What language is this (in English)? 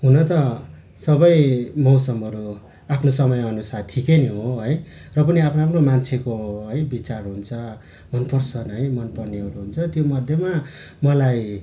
Nepali